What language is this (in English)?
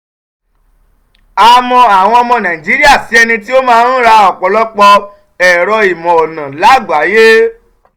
Yoruba